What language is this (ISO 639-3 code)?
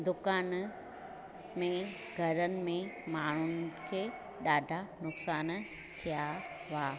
snd